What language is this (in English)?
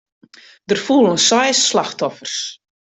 Western Frisian